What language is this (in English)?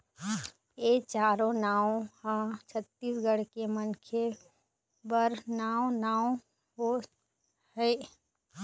Chhattisgarhi